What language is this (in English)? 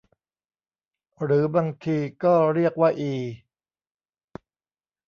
Thai